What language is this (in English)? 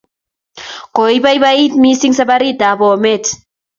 Kalenjin